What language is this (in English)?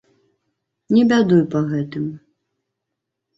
Belarusian